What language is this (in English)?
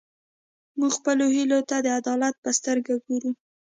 Pashto